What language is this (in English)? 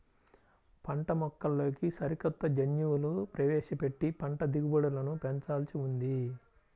Telugu